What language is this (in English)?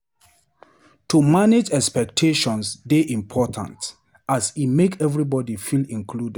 Nigerian Pidgin